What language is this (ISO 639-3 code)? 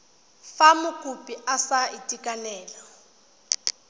tsn